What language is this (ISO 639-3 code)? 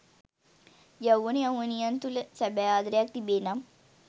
sin